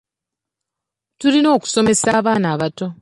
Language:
Ganda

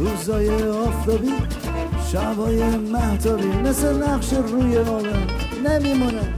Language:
Persian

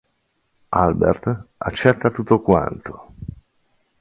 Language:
Italian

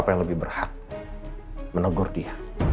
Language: Indonesian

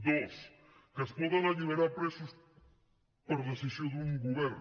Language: Catalan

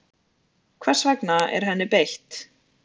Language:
Icelandic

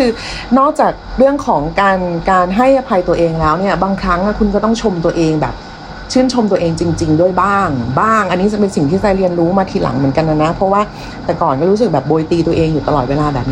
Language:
Thai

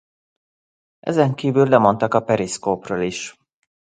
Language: Hungarian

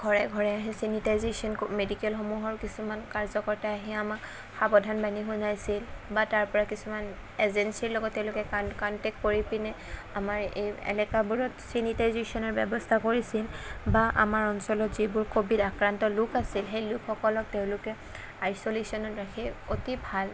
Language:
Assamese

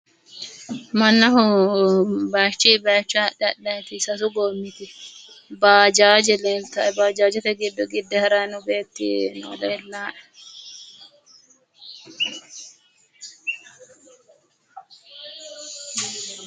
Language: Sidamo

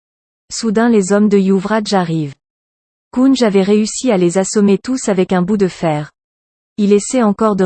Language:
French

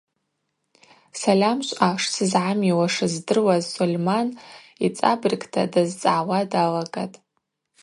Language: Abaza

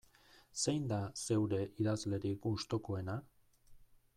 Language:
Basque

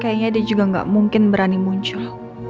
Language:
Indonesian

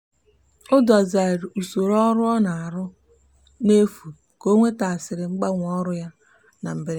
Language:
Igbo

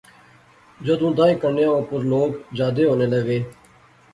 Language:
Pahari-Potwari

